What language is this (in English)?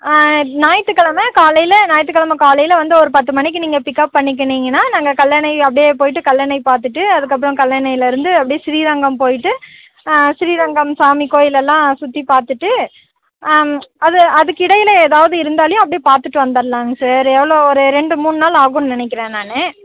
Tamil